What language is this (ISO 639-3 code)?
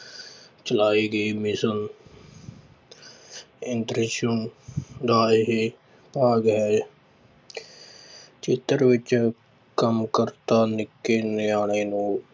pan